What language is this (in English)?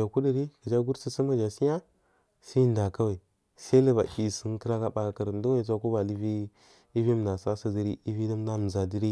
Marghi South